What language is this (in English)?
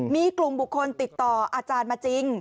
Thai